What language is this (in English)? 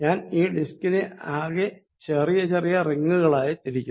Malayalam